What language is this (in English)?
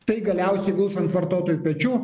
Lithuanian